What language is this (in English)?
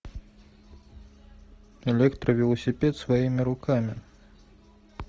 Russian